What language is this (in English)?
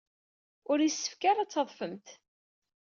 Kabyle